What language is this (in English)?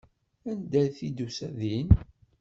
Kabyle